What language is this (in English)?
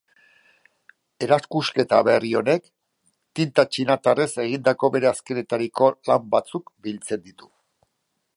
Basque